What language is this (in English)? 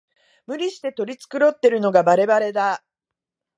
Japanese